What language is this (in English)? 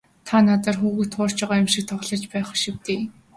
Mongolian